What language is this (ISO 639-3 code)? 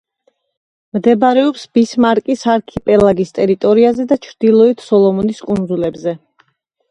kat